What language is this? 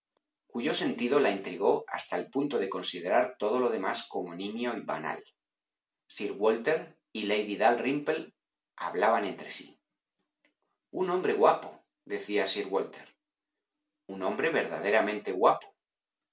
Spanish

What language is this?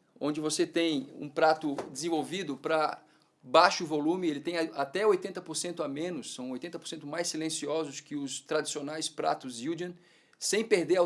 Portuguese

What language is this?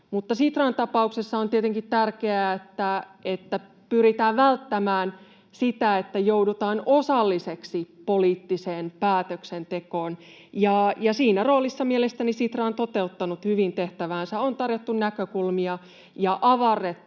Finnish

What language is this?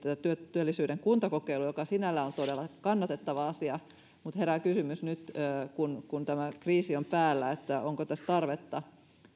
Finnish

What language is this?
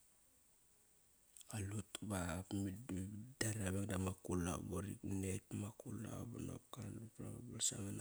Kairak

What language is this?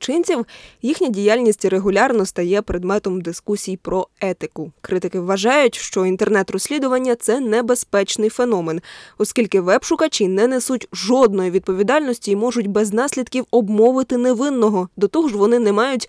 Ukrainian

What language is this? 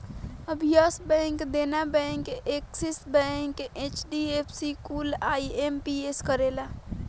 Bhojpuri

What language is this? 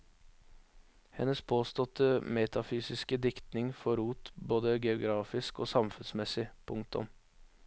Norwegian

